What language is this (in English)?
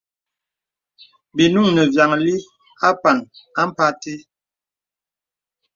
Bebele